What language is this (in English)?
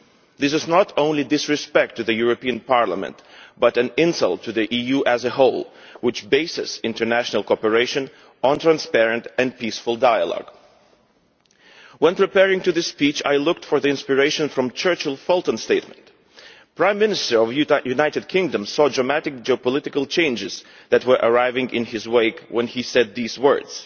English